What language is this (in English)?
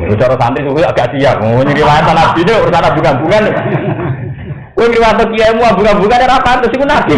Indonesian